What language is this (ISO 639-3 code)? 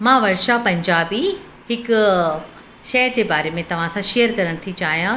snd